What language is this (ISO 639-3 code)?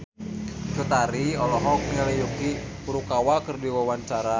sun